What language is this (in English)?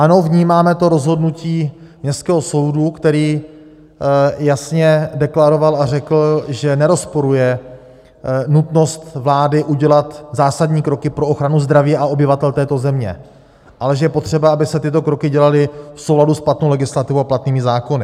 Czech